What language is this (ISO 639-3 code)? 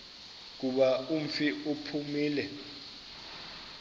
xho